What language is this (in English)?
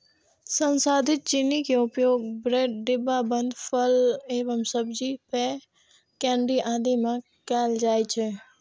Maithili